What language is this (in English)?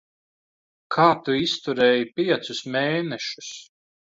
Latvian